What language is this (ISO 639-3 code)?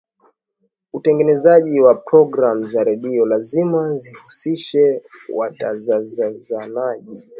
swa